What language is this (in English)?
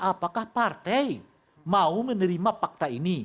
Indonesian